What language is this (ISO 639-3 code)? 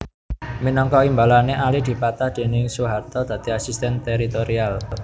jav